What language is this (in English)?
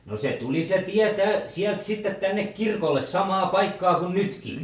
Finnish